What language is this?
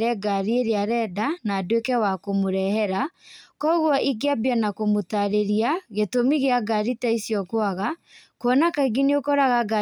Kikuyu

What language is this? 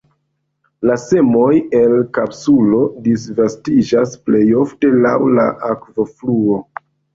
Esperanto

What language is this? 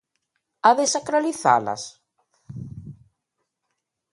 Galician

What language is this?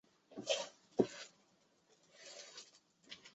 Chinese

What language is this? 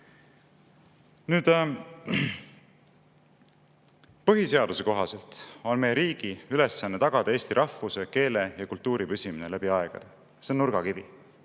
Estonian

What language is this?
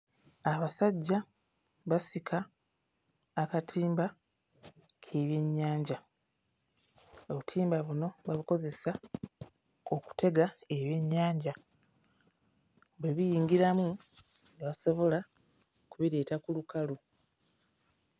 Ganda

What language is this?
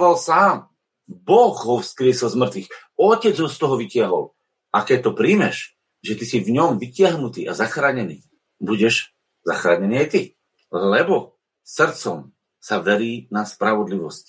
Slovak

